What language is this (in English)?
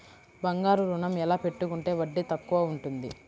Telugu